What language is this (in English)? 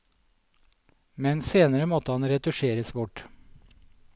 Norwegian